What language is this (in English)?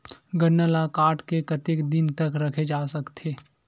Chhattisgarhi